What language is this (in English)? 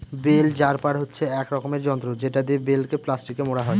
Bangla